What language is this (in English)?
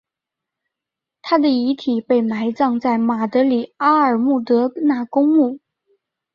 Chinese